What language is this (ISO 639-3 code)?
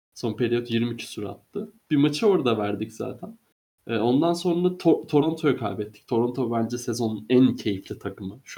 tur